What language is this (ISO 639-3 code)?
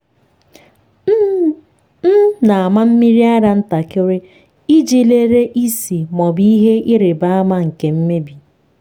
ibo